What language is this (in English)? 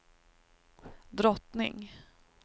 Swedish